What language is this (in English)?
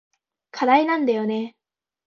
Japanese